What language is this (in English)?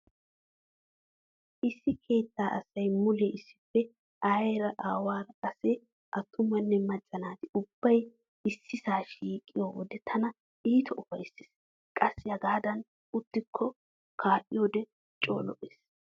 Wolaytta